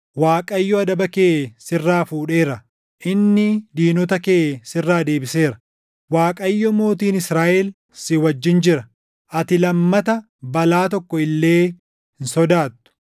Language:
Oromo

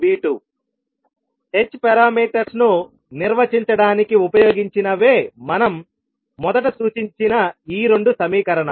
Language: Telugu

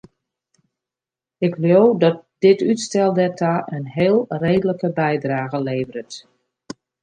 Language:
Western Frisian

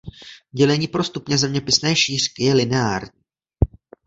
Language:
Czech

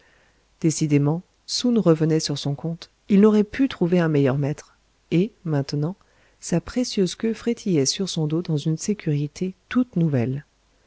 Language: French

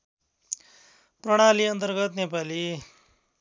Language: Nepali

